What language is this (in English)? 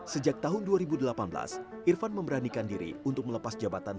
Indonesian